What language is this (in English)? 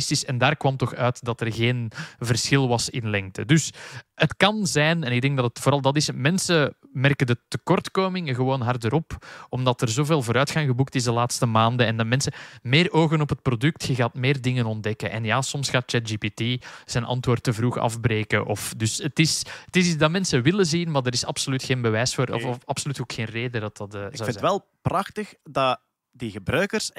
Dutch